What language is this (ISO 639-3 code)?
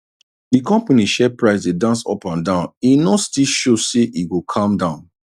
pcm